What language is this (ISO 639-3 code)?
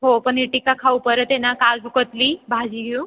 mar